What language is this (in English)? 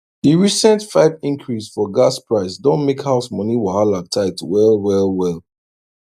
Nigerian Pidgin